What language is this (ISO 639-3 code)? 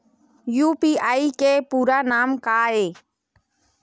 hne